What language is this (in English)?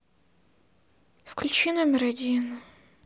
Russian